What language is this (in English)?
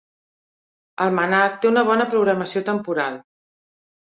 Catalan